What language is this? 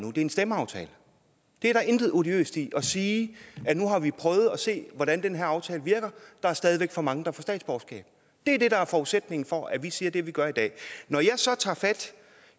Danish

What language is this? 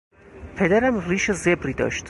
Persian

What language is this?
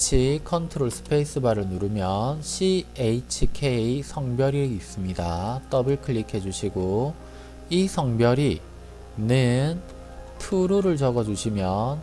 Korean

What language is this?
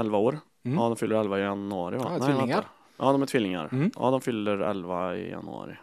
Swedish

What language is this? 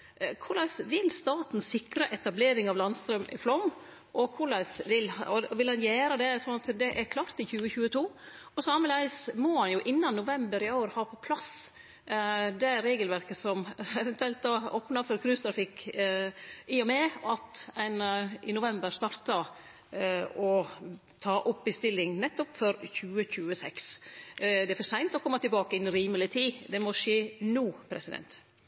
Norwegian Nynorsk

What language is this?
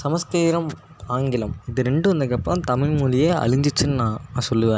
Tamil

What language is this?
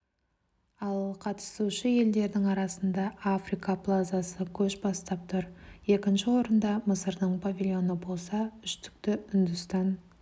Kazakh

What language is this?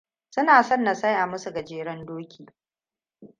Hausa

